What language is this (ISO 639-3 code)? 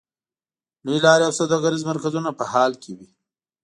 pus